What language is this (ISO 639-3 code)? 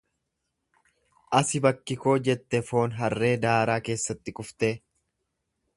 orm